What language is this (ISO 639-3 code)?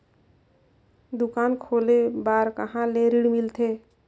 hne